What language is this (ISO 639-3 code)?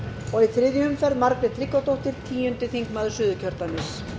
isl